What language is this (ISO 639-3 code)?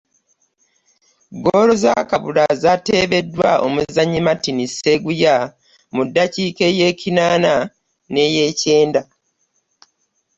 lug